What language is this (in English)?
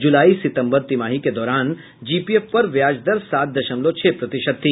Hindi